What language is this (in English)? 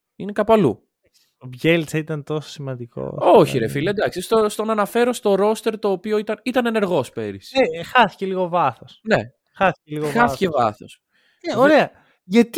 Greek